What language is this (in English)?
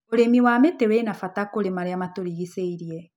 Kikuyu